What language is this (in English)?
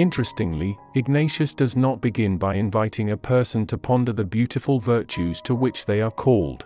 English